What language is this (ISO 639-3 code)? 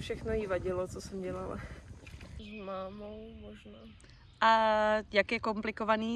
ces